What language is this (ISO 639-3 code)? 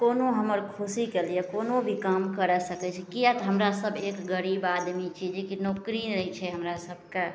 mai